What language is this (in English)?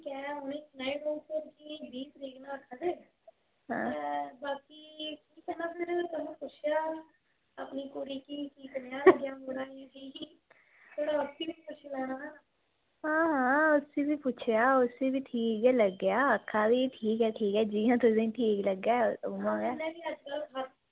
Dogri